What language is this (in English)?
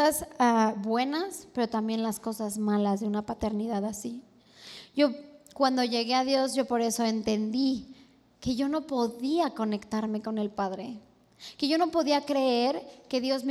Spanish